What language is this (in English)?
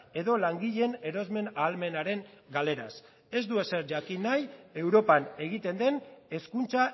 Basque